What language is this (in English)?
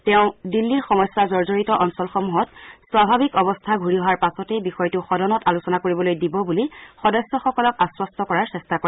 Assamese